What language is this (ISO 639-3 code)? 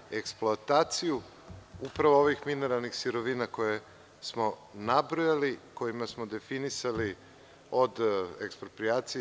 srp